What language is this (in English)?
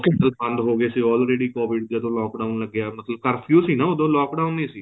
Punjabi